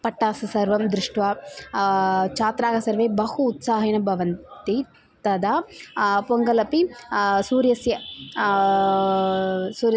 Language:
Sanskrit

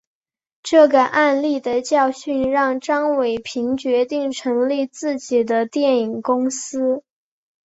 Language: Chinese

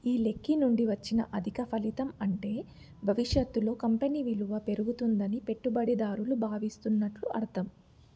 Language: Telugu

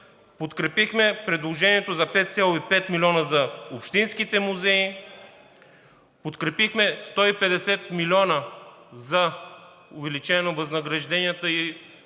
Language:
Bulgarian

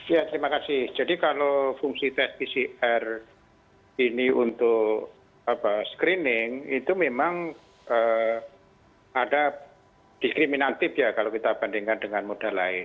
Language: Indonesian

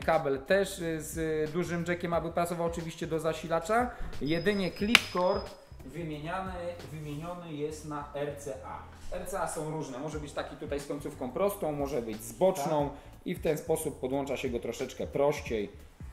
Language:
Polish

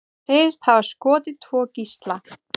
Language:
Icelandic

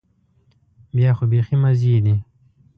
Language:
Pashto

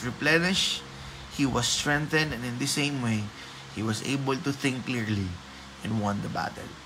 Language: Filipino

